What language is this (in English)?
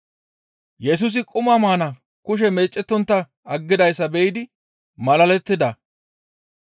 Gamo